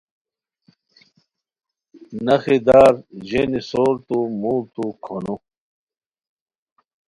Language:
Khowar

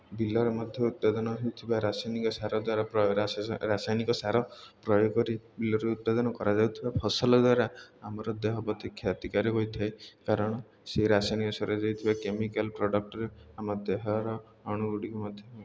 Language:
Odia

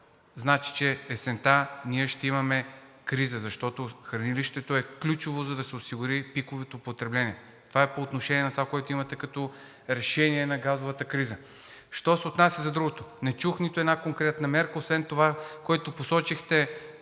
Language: Bulgarian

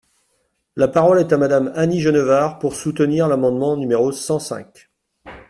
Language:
French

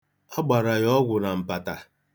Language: Igbo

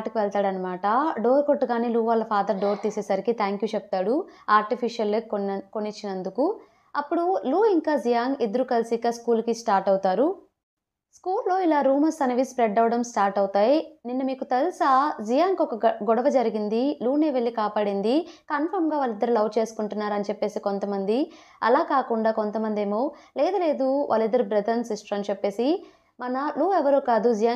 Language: Telugu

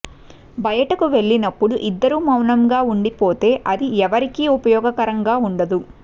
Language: Telugu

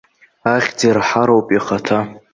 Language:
Abkhazian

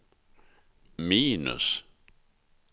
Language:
Swedish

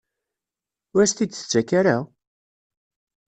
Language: Kabyle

